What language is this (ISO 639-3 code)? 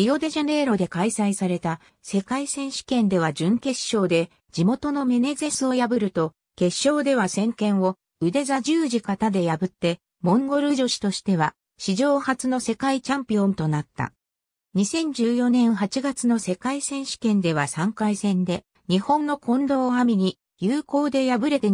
jpn